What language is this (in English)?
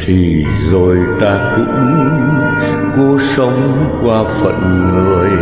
Vietnamese